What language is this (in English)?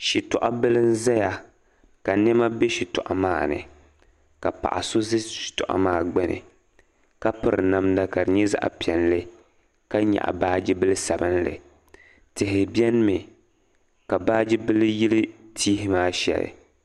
Dagbani